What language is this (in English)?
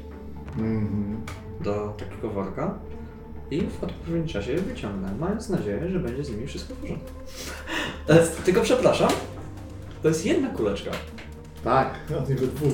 Polish